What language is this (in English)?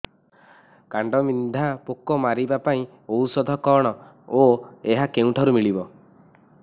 Odia